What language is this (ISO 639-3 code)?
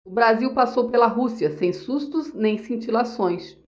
por